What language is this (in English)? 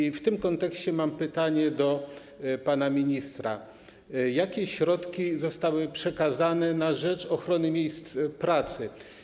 Polish